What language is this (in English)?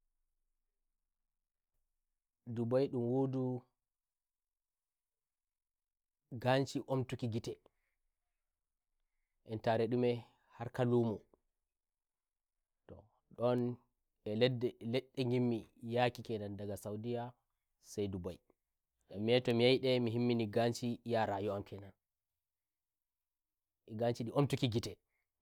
Nigerian Fulfulde